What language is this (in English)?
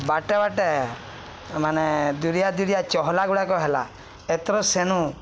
Odia